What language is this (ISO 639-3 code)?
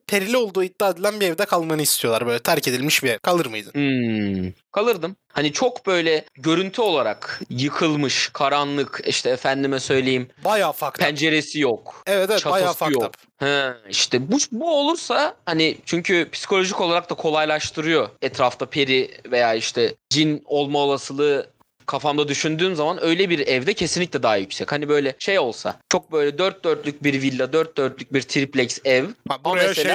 tur